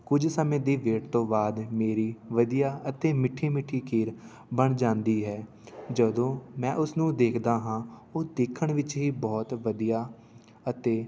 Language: Punjabi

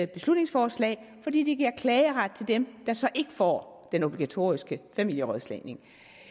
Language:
Danish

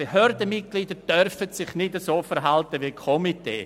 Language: Swiss German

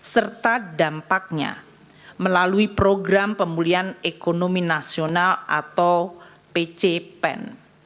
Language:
Indonesian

